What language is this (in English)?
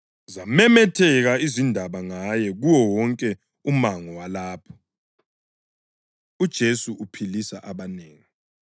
North Ndebele